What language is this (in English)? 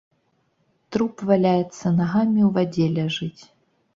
Belarusian